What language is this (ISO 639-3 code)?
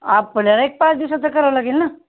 mar